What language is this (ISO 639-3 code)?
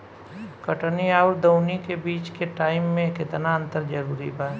bho